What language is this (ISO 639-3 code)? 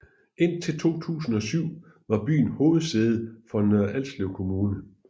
dan